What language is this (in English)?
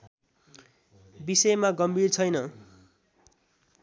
Nepali